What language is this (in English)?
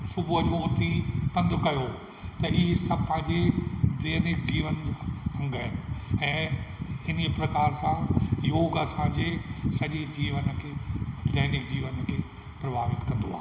Sindhi